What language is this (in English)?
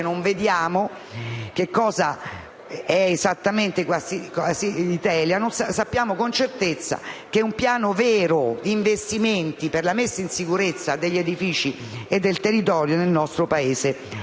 Italian